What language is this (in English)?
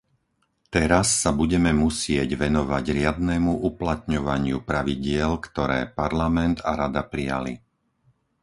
Slovak